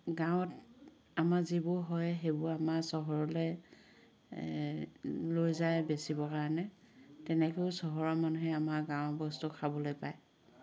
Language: Assamese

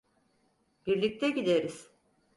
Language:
Turkish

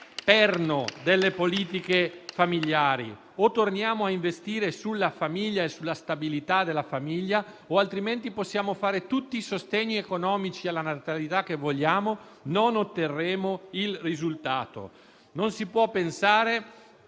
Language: Italian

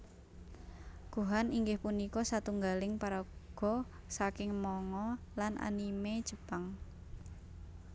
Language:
Javanese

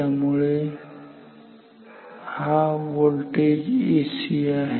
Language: Marathi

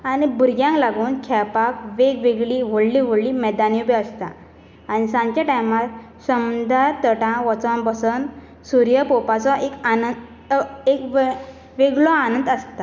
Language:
Konkani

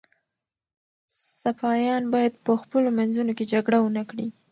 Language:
Pashto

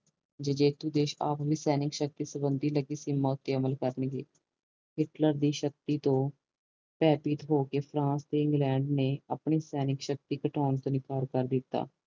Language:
Punjabi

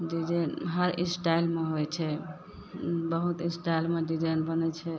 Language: Maithili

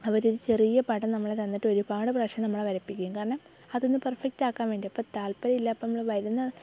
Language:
Malayalam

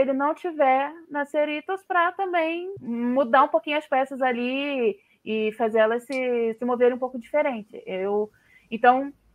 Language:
Portuguese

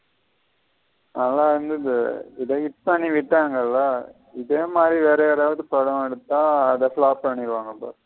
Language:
Tamil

